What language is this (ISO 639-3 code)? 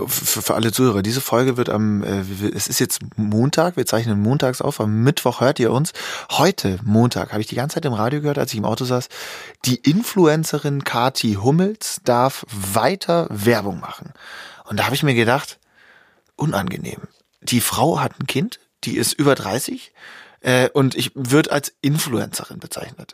deu